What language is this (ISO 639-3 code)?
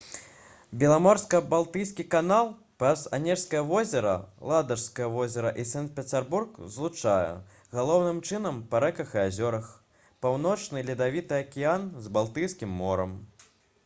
bel